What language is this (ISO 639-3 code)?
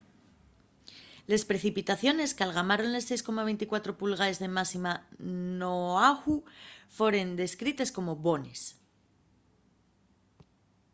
ast